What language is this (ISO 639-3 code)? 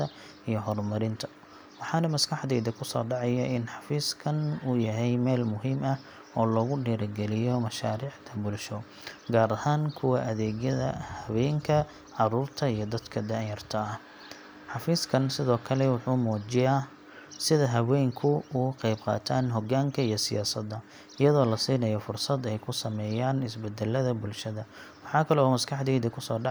som